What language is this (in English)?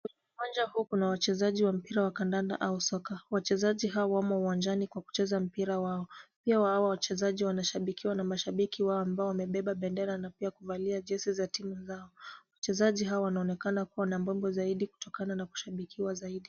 Swahili